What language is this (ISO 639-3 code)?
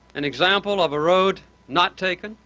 eng